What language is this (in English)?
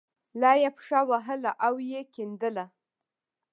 Pashto